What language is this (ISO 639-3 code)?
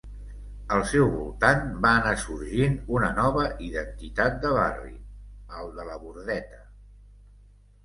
cat